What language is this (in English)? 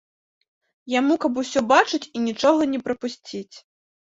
Belarusian